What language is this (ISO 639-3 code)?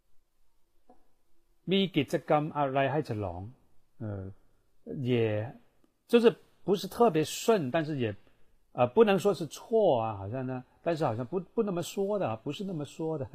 zho